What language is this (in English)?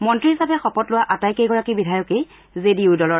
Assamese